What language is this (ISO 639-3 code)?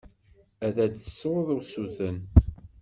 kab